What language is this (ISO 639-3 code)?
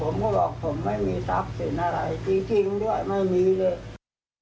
tha